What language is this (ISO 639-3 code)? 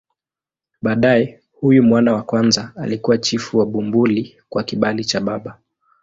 swa